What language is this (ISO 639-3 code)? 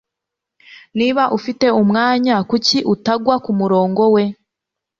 kin